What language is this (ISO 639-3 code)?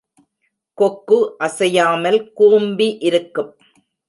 tam